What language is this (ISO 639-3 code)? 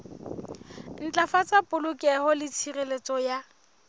sot